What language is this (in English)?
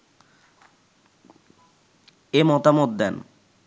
Bangla